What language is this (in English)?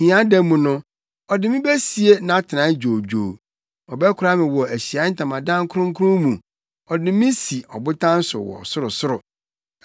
Akan